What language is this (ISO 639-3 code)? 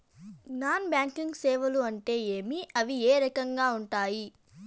tel